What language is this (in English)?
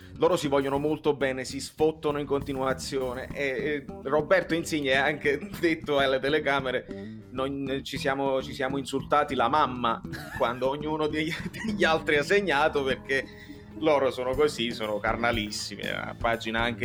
Italian